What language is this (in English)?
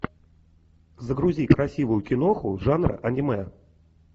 Russian